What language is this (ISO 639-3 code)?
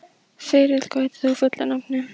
isl